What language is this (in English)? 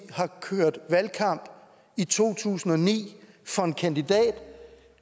Danish